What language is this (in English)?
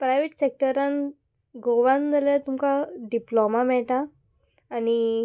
Konkani